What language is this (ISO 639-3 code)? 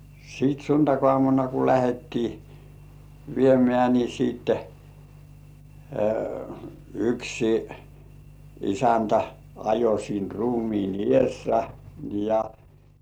fin